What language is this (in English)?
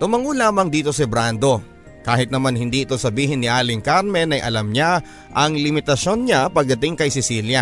Filipino